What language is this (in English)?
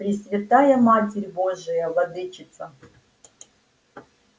Russian